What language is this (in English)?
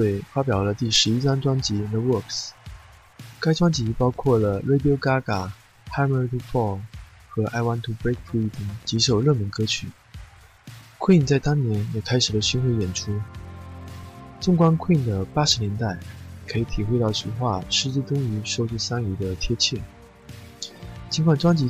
Chinese